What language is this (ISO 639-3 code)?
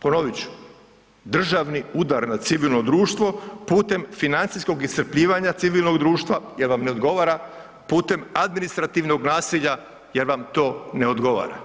hrv